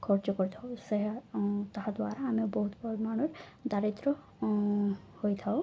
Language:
Odia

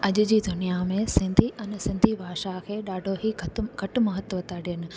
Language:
Sindhi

